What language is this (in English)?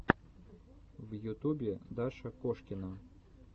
Russian